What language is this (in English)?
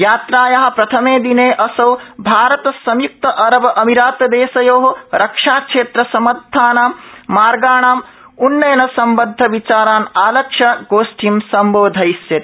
Sanskrit